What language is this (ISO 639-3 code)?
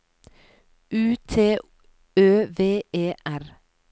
nor